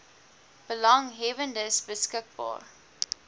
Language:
Afrikaans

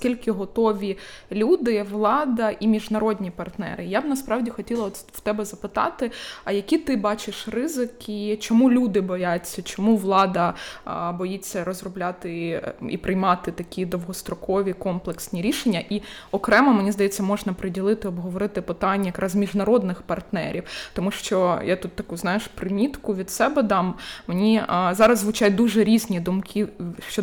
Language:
Ukrainian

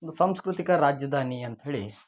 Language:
Kannada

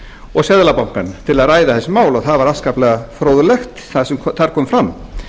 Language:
Icelandic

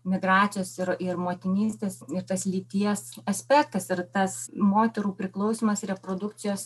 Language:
Lithuanian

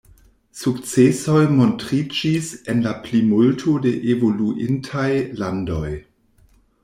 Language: Esperanto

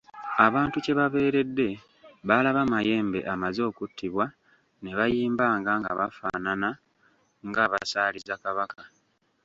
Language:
Ganda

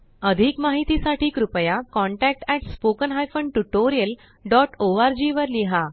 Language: Marathi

